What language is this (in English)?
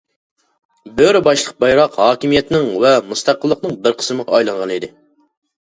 Uyghur